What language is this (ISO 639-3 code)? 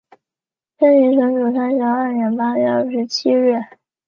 zho